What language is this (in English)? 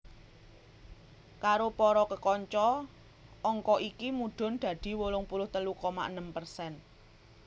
Javanese